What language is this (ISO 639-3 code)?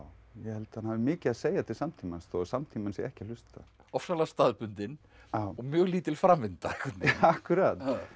isl